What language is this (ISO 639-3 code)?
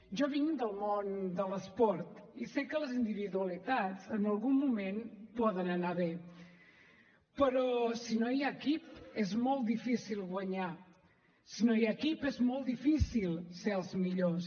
cat